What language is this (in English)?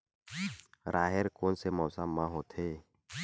Chhattisgarhi